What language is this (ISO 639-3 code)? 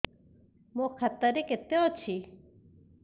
ori